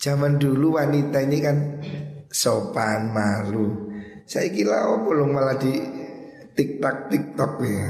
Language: Indonesian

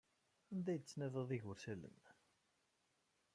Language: Kabyle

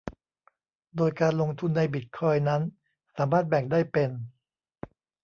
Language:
Thai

